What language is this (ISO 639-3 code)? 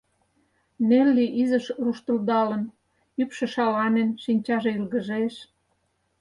chm